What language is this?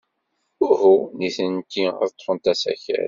Kabyle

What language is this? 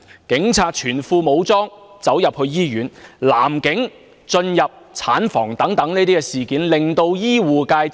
Cantonese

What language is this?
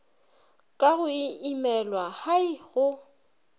Northern Sotho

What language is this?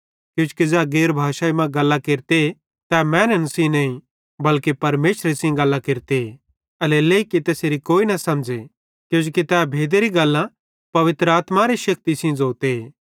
Bhadrawahi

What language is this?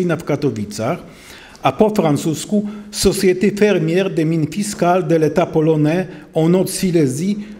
Polish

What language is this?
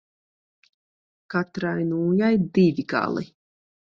Latvian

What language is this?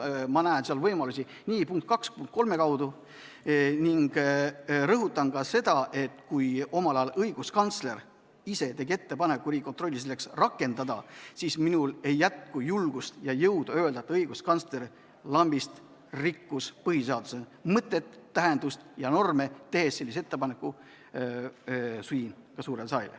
Estonian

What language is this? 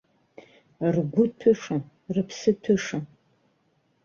Abkhazian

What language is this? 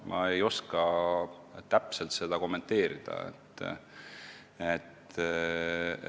Estonian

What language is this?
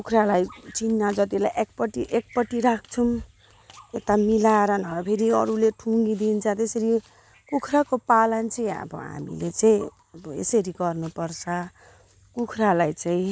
Nepali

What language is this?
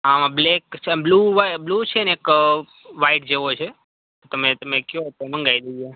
Gujarati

